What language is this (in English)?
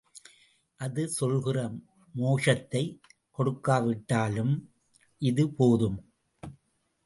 Tamil